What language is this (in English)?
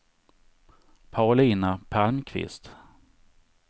Swedish